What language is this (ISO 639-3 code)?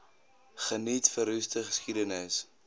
afr